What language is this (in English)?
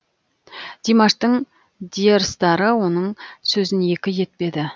Kazakh